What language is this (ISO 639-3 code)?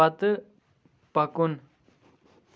kas